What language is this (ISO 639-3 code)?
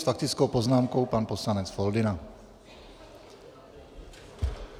ces